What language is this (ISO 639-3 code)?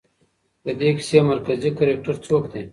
pus